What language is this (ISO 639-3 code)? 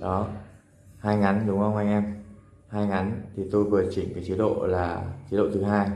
vie